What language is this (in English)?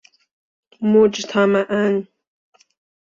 Persian